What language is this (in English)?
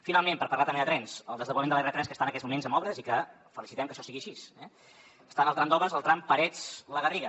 Catalan